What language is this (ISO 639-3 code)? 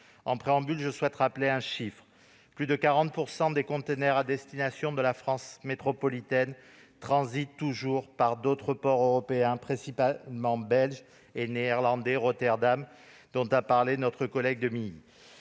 fra